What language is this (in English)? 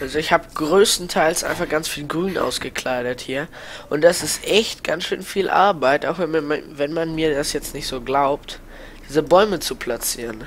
German